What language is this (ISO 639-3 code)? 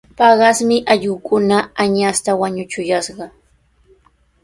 qws